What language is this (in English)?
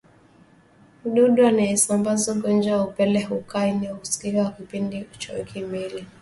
Swahili